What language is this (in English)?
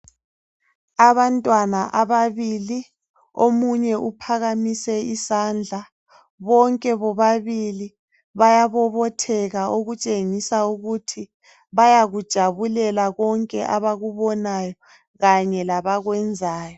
North Ndebele